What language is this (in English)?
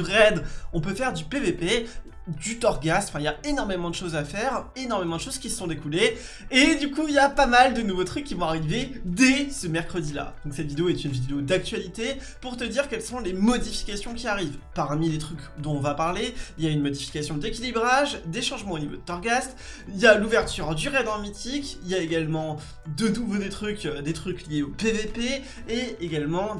French